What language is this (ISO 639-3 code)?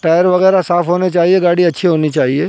urd